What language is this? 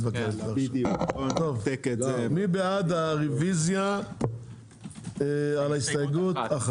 Hebrew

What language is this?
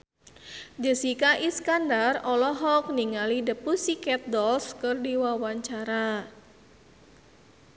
Sundanese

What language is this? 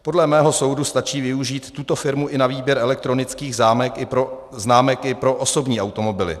Czech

